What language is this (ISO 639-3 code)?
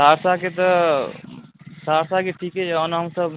mai